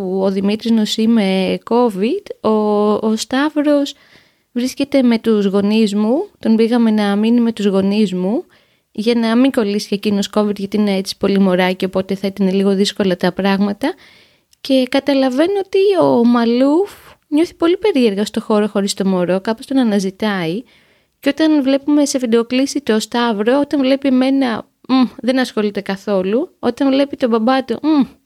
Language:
Greek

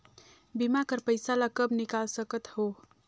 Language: Chhattisgarhi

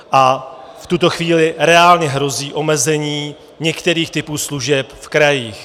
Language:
Czech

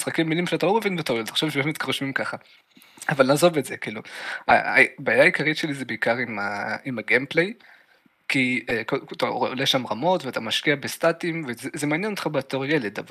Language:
Hebrew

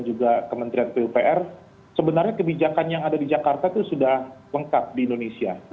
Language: Indonesian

